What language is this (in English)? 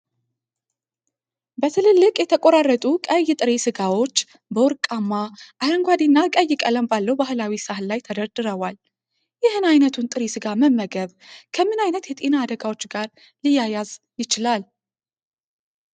Amharic